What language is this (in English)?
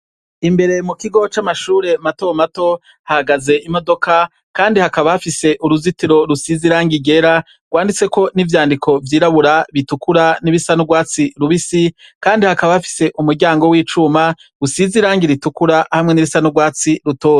Rundi